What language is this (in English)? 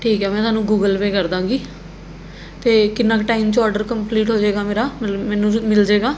Punjabi